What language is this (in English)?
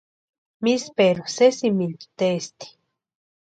Western Highland Purepecha